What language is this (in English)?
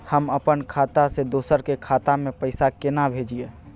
Maithili